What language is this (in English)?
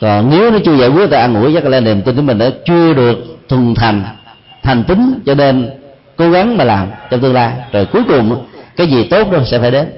Vietnamese